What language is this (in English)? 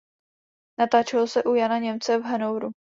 Czech